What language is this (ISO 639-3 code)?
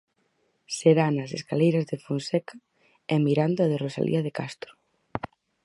glg